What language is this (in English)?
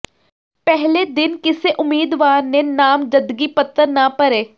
Punjabi